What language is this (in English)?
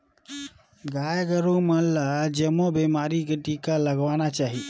Chhattisgarhi